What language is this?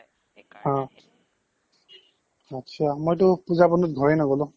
Assamese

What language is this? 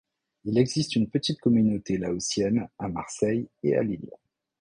French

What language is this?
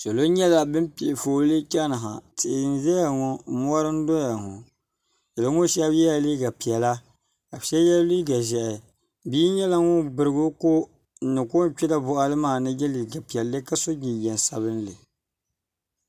Dagbani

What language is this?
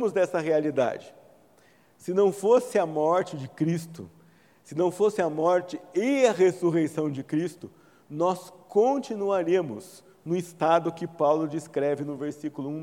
Portuguese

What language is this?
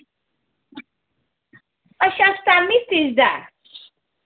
Dogri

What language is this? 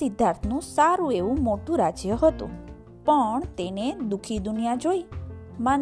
Gujarati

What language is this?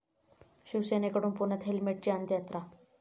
Marathi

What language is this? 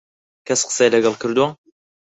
Central Kurdish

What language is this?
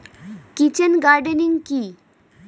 Bangla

